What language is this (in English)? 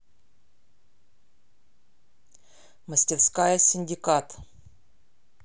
Russian